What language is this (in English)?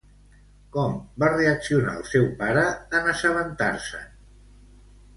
Catalan